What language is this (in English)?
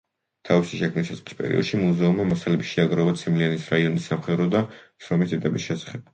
Georgian